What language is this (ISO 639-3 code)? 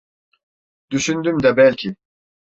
tur